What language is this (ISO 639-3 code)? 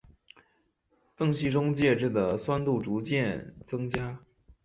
zho